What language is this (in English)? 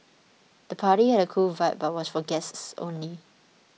English